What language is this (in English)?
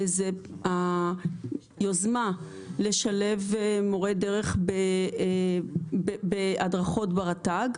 Hebrew